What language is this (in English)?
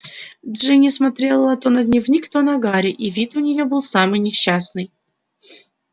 Russian